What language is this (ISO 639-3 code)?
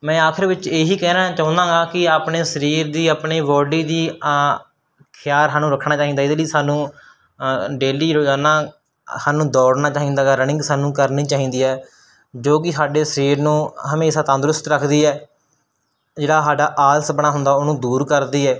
pan